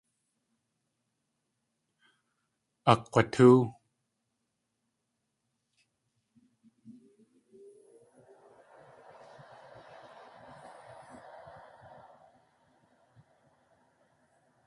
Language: Tlingit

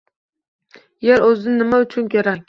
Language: Uzbek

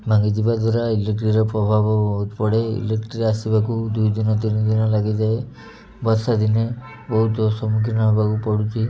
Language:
Odia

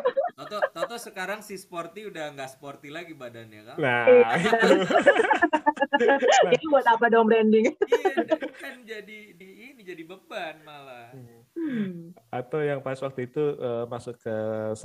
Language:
Indonesian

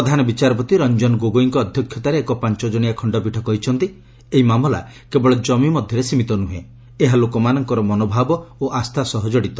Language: Odia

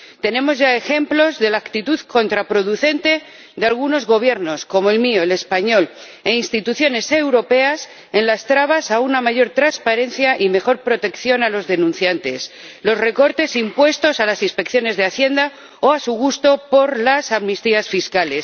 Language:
Spanish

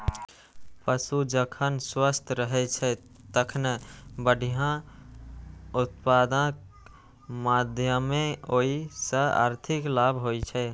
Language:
Maithili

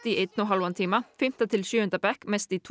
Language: Icelandic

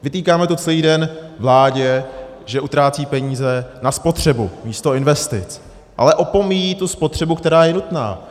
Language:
Czech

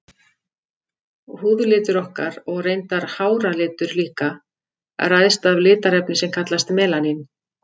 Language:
Icelandic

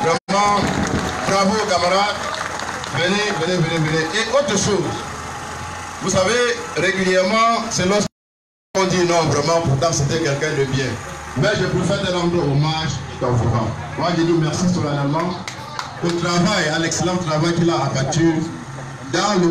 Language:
French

